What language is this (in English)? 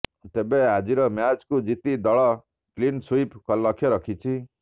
Odia